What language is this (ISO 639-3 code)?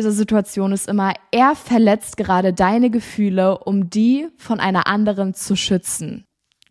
deu